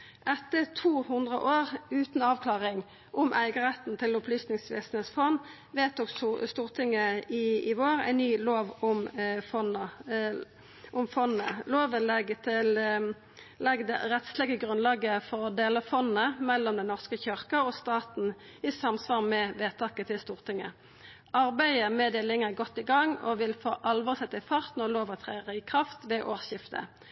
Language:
Norwegian Nynorsk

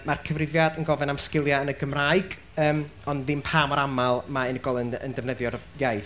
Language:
Welsh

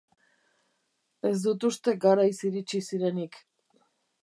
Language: Basque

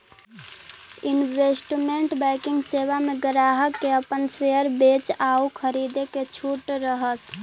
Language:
Magahi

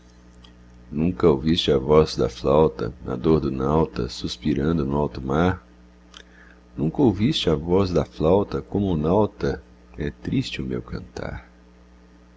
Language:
Portuguese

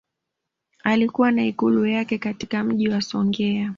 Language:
Swahili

